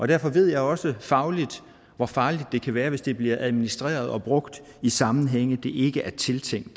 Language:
Danish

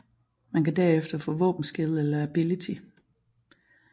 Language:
Danish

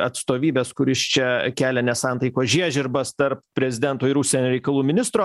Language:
Lithuanian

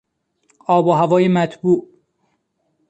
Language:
Persian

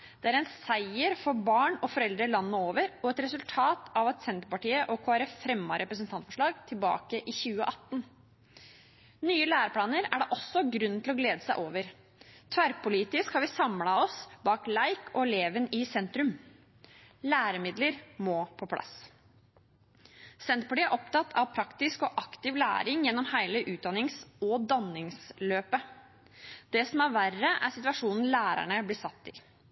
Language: Norwegian Bokmål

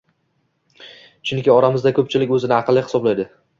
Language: Uzbek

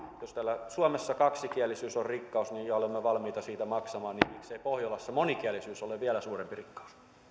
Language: Finnish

